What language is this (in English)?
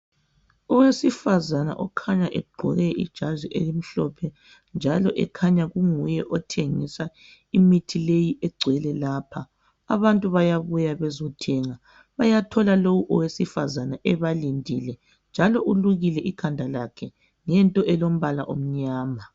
North Ndebele